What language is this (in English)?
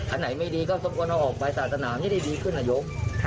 Thai